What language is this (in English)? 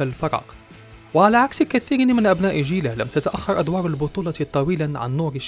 Arabic